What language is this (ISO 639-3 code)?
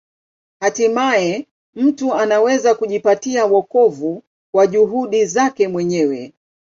swa